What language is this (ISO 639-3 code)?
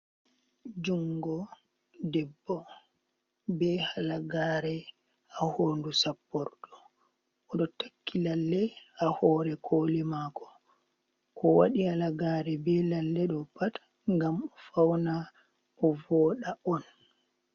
ful